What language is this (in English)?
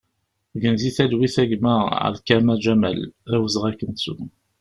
Kabyle